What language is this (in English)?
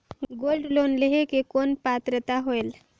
Chhattisgarhi